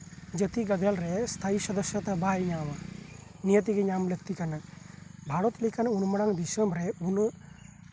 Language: Santali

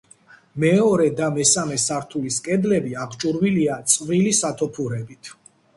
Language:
Georgian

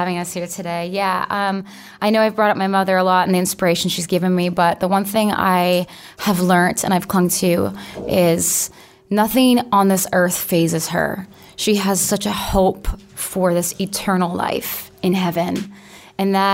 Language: English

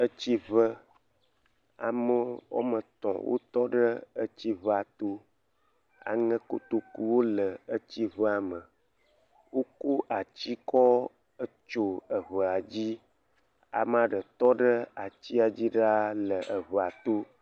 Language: Ewe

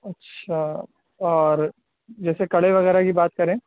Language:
Urdu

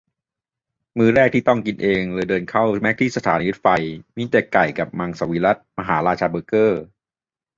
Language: Thai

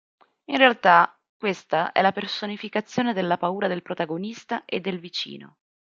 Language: Italian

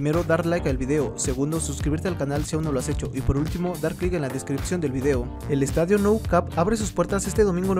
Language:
Spanish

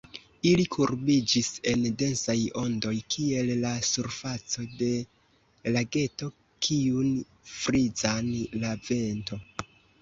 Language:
Esperanto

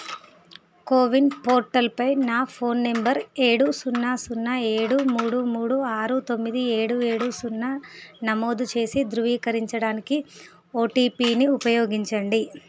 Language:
Telugu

